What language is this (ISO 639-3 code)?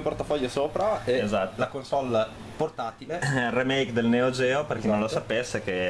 ita